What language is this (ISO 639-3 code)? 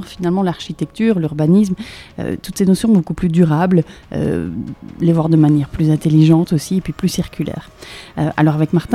fra